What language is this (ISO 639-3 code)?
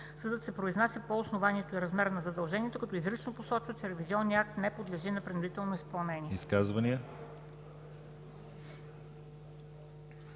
bul